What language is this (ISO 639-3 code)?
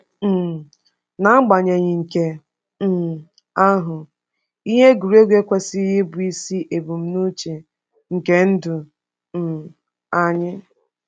ibo